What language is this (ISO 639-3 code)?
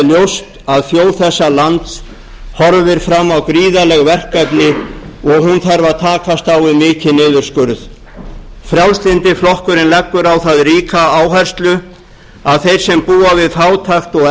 isl